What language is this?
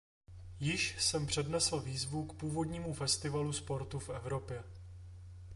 Czech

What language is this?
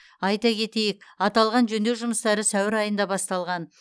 Kazakh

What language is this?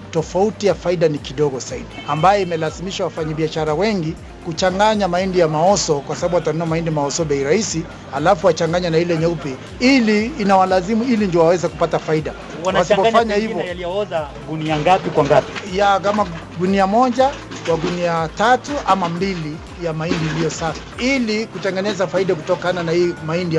Swahili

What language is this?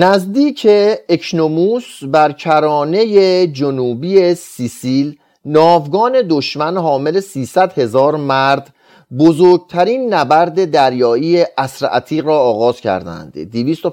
Persian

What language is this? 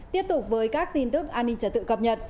Vietnamese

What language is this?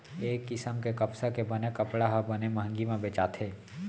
Chhattisgarhi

